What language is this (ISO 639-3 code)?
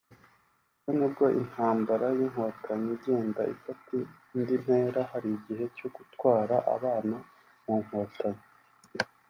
kin